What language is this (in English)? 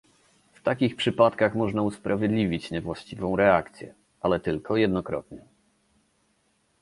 Polish